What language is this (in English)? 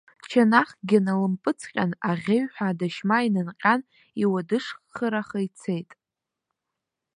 Abkhazian